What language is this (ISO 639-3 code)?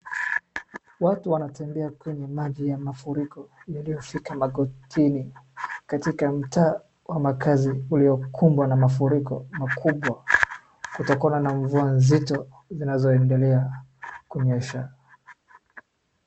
swa